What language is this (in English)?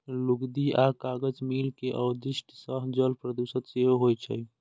Maithili